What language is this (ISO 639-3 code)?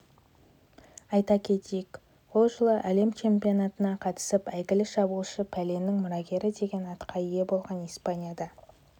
kaz